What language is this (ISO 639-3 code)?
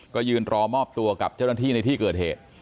tha